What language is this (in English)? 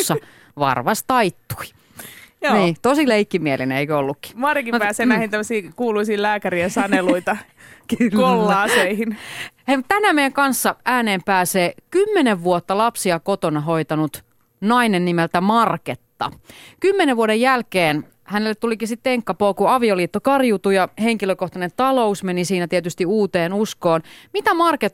Finnish